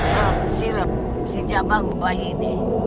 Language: Indonesian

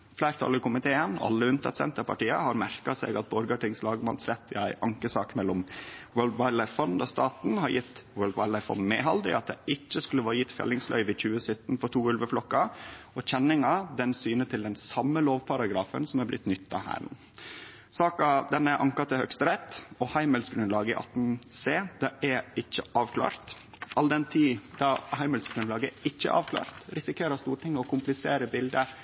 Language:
Norwegian Nynorsk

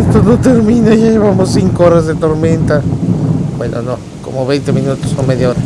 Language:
Spanish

